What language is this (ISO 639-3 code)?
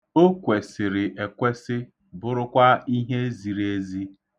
ibo